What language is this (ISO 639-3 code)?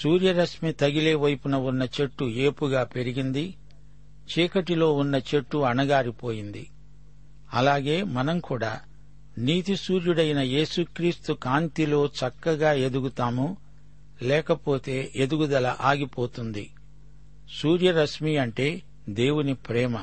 tel